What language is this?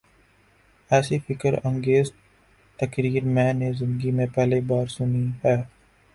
Urdu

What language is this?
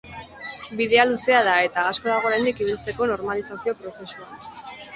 Basque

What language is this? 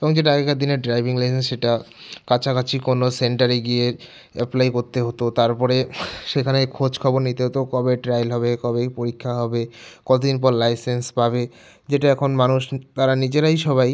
Bangla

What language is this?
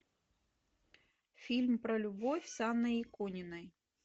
Russian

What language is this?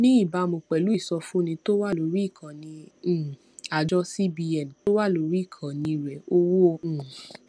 Yoruba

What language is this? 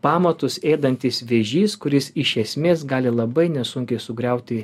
Lithuanian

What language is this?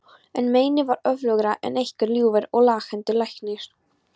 Icelandic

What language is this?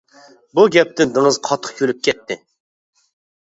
Uyghur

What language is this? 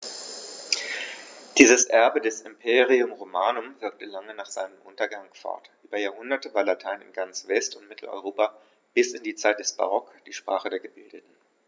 German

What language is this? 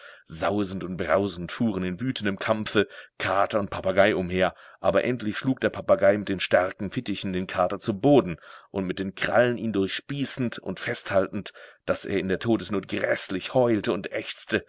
German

